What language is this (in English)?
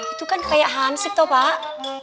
Indonesian